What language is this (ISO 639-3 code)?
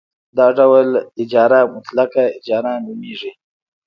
pus